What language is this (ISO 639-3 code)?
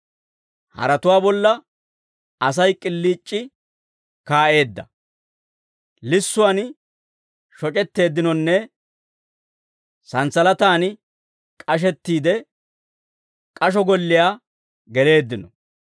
dwr